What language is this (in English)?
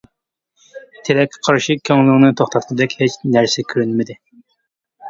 Uyghur